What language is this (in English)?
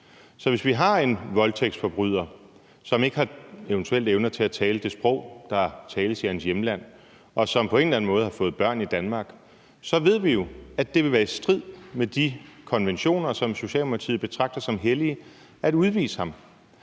Danish